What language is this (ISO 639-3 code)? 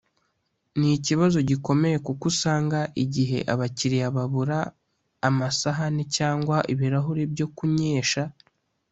kin